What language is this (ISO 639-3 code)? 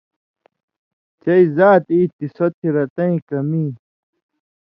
mvy